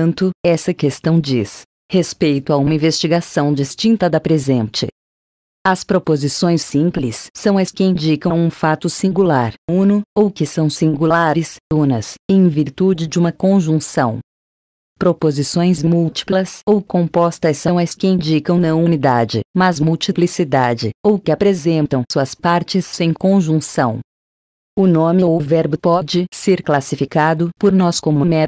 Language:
Portuguese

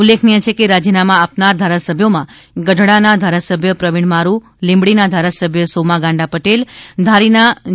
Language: Gujarati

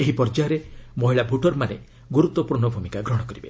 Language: Odia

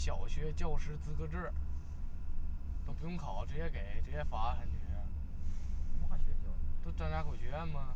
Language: Chinese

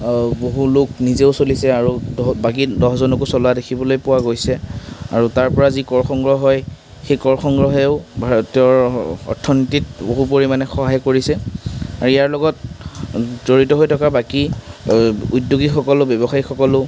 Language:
Assamese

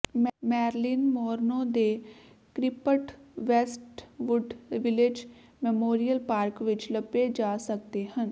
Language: Punjabi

